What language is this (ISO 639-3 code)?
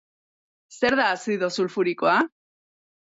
eus